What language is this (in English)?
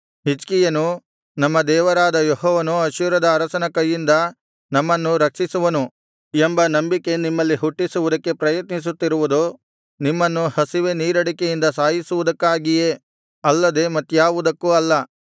Kannada